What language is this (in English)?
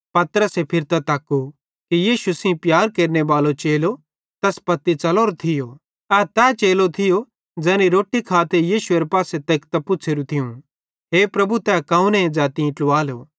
Bhadrawahi